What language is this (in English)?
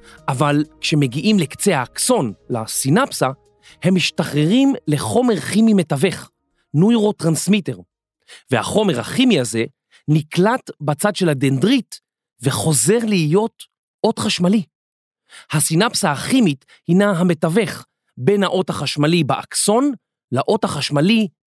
Hebrew